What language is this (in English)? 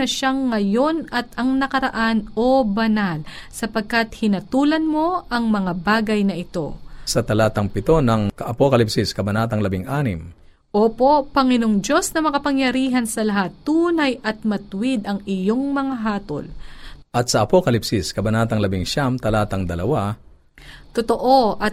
Filipino